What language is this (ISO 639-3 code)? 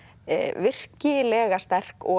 isl